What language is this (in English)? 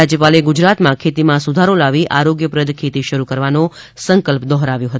Gujarati